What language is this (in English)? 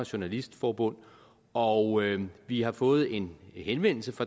Danish